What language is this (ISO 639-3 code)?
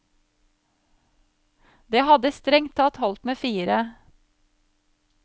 nor